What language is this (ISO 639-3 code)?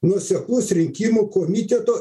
lit